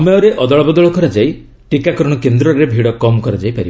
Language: Odia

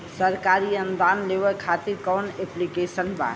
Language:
Bhojpuri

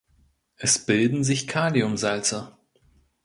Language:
German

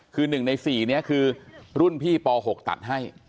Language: Thai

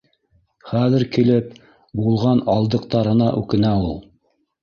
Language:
Bashkir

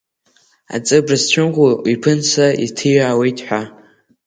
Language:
Abkhazian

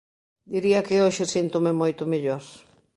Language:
Galician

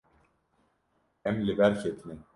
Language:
Kurdish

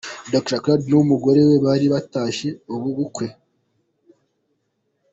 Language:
Kinyarwanda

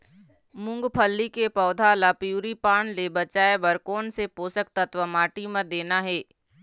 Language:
Chhattisgarhi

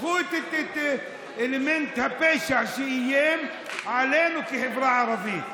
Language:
Hebrew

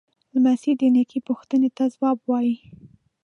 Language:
Pashto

